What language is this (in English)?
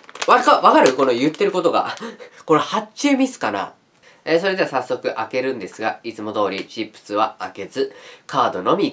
Japanese